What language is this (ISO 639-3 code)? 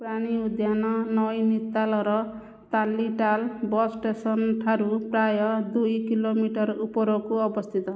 ori